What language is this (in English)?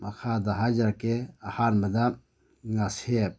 Manipuri